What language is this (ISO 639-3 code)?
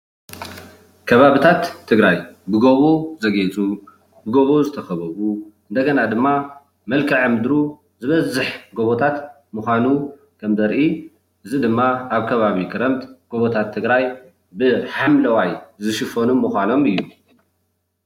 tir